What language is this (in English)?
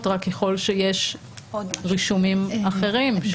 Hebrew